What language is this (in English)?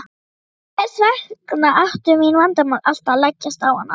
Icelandic